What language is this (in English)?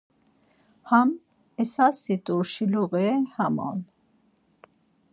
Laz